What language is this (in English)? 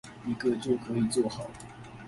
Chinese